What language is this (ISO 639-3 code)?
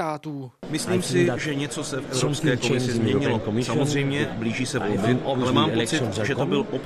ces